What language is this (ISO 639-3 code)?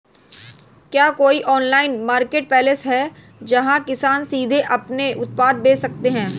hin